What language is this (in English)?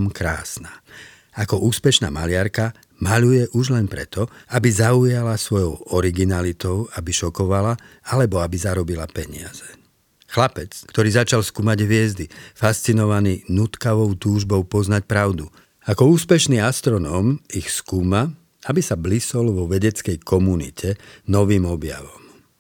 Slovak